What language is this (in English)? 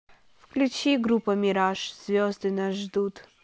Russian